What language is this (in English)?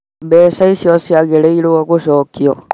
Kikuyu